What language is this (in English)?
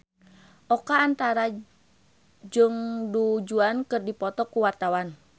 Sundanese